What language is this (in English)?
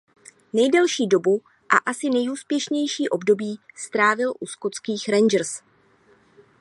Czech